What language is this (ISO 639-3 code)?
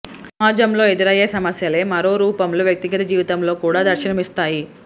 tel